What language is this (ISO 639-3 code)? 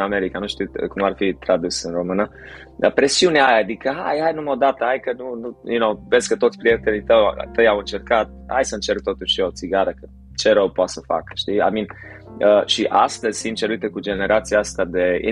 ron